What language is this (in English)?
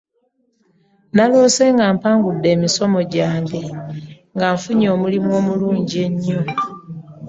Ganda